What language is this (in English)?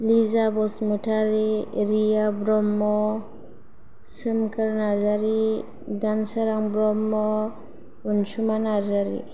Bodo